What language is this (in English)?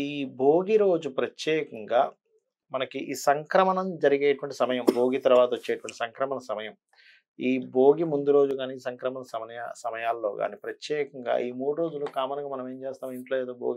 Telugu